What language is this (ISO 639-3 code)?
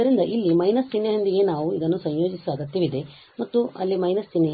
kan